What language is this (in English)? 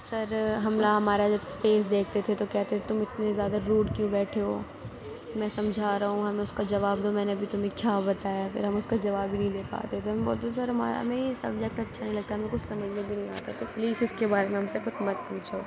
Urdu